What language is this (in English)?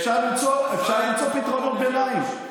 Hebrew